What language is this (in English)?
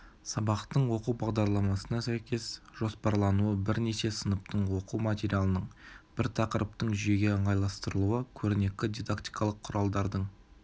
Kazakh